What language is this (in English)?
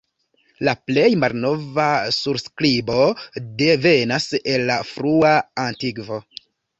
Esperanto